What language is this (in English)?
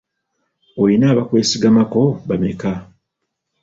Ganda